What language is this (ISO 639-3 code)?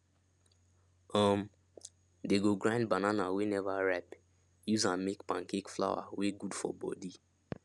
pcm